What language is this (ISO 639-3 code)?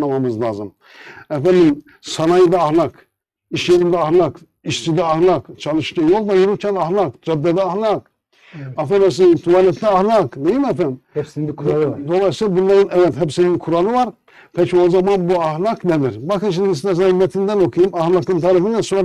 tur